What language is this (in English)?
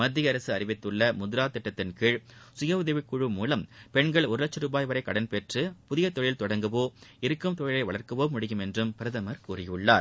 Tamil